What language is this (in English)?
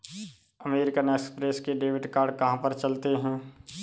Hindi